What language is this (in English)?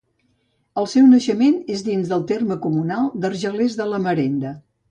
Catalan